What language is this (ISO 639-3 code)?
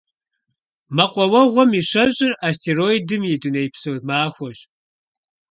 kbd